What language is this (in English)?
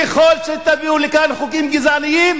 Hebrew